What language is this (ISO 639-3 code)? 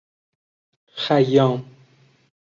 fas